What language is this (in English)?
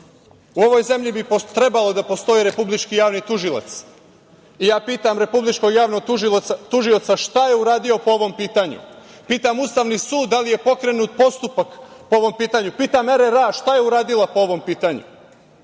Serbian